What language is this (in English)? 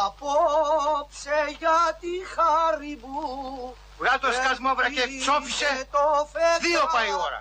Greek